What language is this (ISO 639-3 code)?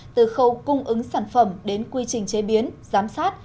vie